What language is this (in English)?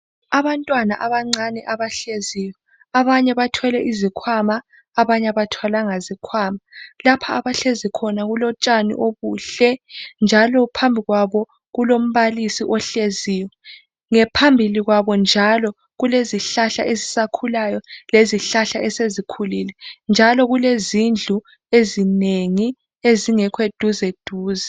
North Ndebele